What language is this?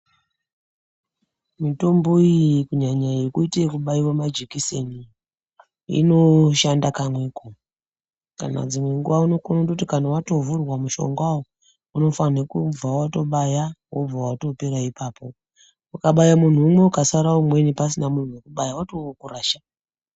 Ndau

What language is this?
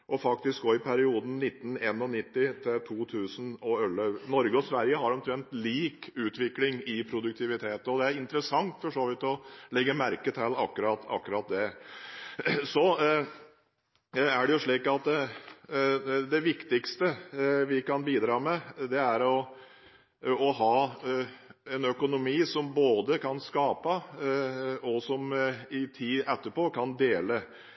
Norwegian Bokmål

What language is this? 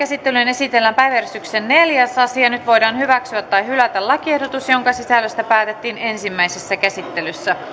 Finnish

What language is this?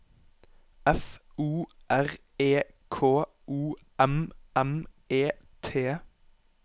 Norwegian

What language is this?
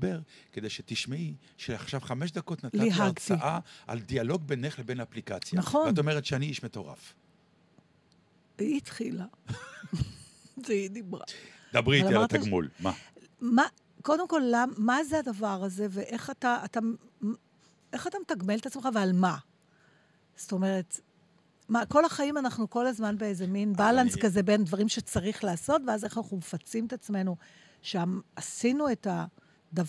Hebrew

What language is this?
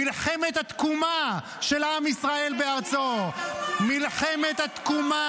Hebrew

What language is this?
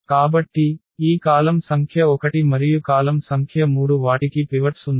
Telugu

